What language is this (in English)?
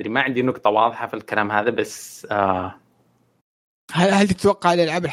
Arabic